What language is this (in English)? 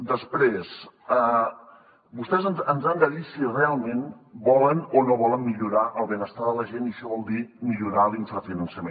Catalan